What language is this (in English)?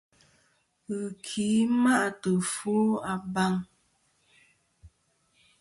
Kom